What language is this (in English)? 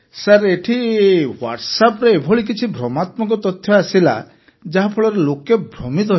Odia